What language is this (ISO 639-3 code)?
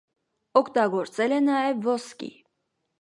hye